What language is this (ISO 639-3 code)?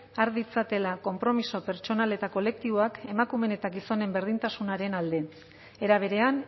eus